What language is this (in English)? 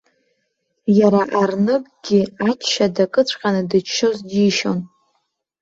Abkhazian